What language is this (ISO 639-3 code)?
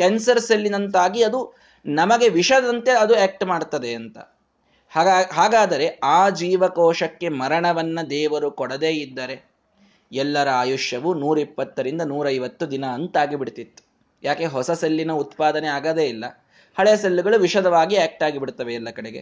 kan